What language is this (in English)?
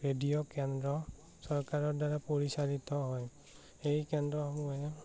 Assamese